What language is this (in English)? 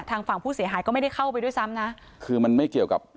Thai